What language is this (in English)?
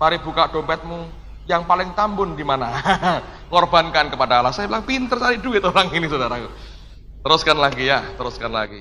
Indonesian